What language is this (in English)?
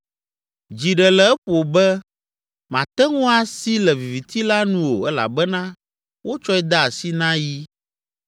Ewe